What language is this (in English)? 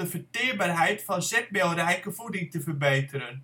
Dutch